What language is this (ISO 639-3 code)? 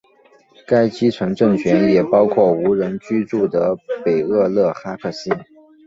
zho